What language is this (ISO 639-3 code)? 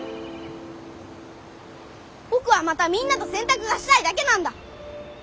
jpn